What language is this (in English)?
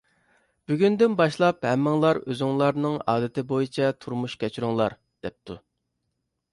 Uyghur